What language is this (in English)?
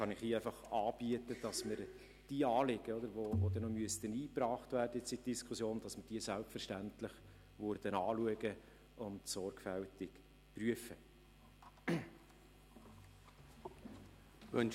Swiss German